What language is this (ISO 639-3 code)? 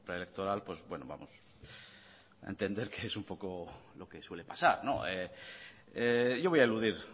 spa